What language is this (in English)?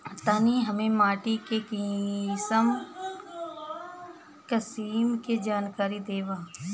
Bhojpuri